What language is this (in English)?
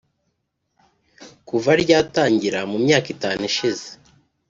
Kinyarwanda